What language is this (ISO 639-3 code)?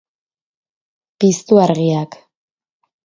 eus